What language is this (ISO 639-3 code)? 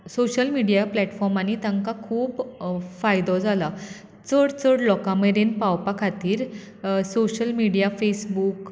kok